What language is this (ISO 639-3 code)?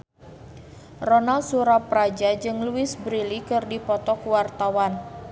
sun